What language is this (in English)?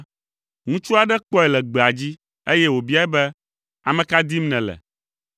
Ewe